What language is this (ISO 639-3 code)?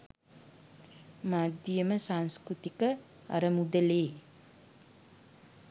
sin